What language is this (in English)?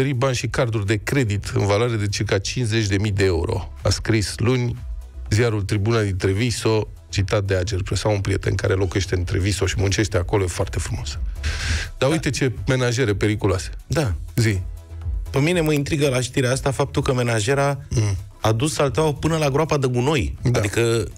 Romanian